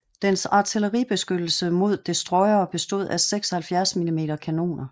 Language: Danish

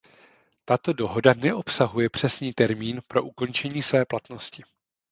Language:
Czech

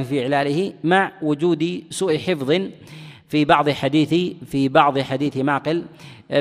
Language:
Arabic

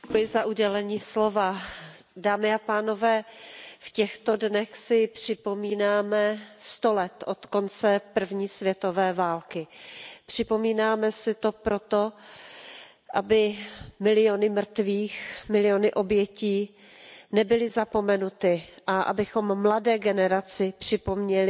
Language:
Czech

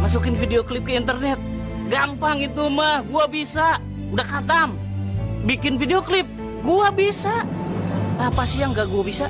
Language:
Indonesian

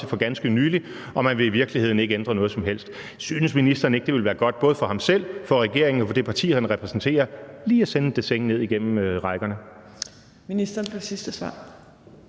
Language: Danish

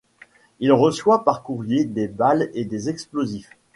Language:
French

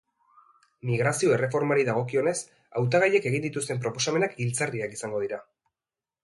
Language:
Basque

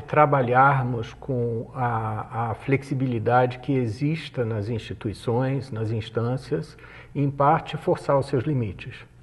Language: Portuguese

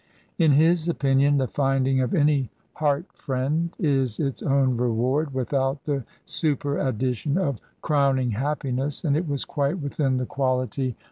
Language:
English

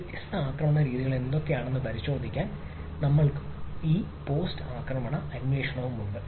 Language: Malayalam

